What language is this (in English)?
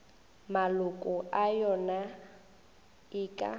Northern Sotho